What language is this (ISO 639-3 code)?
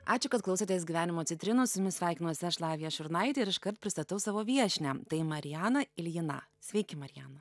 lit